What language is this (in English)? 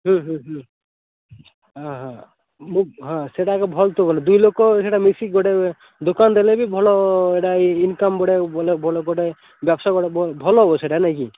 Odia